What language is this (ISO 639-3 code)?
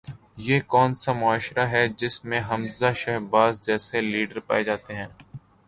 urd